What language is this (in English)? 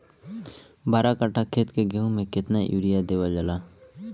Bhojpuri